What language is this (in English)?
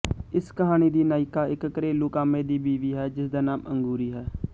Punjabi